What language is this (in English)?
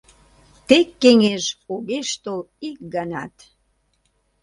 Mari